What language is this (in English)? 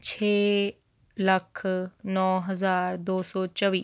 Punjabi